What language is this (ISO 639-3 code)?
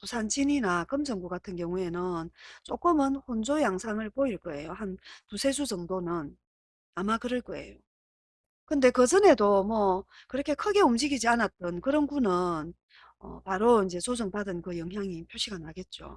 kor